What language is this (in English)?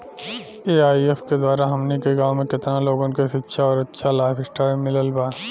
Bhojpuri